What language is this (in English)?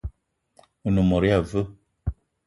Eton (Cameroon)